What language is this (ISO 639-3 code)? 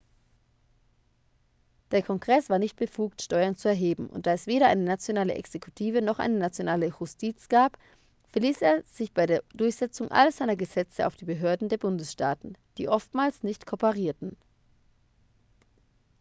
deu